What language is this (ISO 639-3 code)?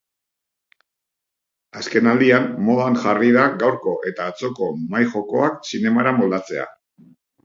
eus